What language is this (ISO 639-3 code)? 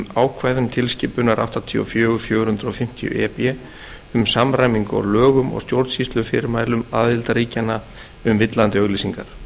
isl